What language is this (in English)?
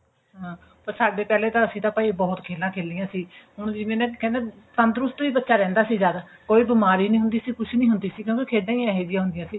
Punjabi